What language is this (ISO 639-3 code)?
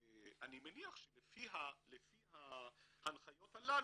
heb